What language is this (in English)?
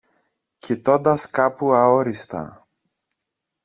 Greek